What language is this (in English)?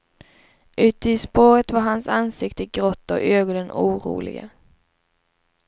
Swedish